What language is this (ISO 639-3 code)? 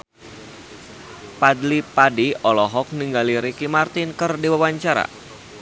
sun